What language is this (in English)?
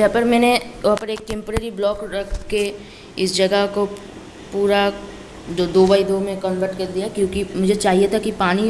Hindi